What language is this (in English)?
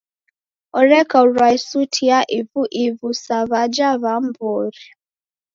Taita